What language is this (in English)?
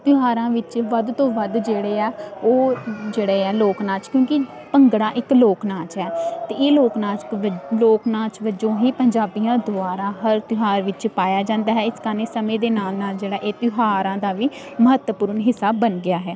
Punjabi